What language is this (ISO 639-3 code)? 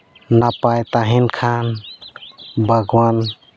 sat